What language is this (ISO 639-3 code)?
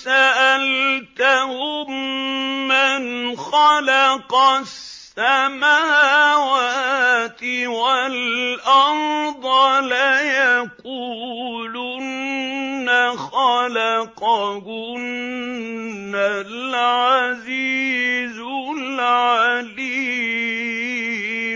ara